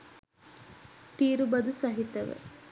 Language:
Sinhala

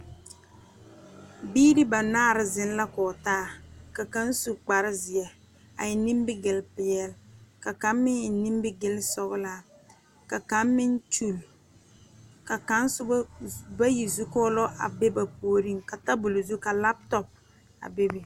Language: Southern Dagaare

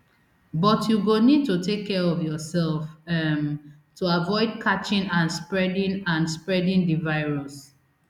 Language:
Nigerian Pidgin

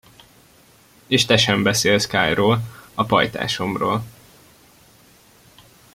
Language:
Hungarian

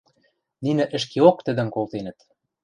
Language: Western Mari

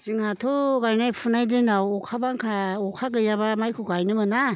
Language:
Bodo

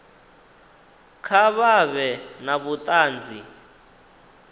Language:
Venda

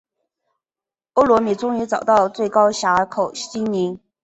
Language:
Chinese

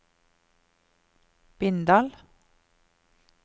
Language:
Norwegian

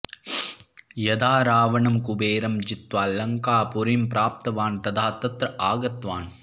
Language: Sanskrit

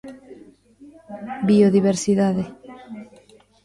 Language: Galician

